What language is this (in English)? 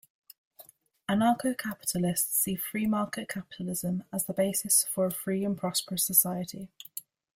English